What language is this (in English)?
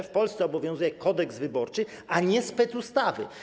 Polish